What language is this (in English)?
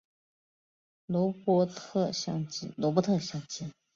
Chinese